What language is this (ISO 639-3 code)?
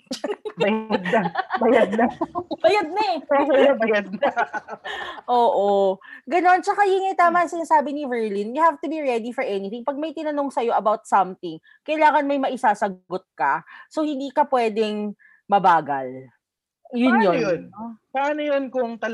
fil